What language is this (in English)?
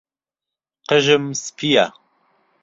Central Kurdish